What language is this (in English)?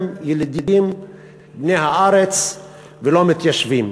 Hebrew